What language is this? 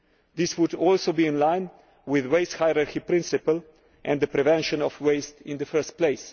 English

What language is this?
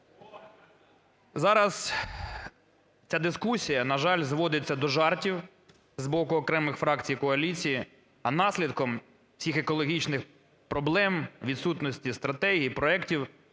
Ukrainian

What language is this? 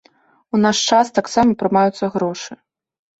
Belarusian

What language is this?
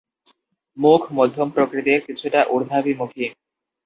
Bangla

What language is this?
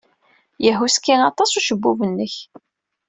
Kabyle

